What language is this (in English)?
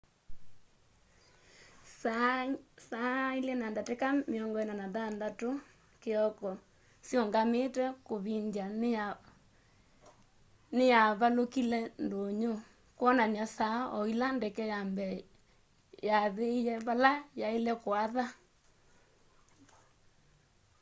Kamba